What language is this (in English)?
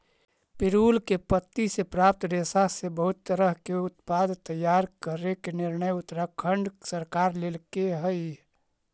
Magahi